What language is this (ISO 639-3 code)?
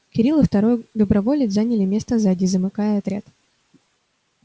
rus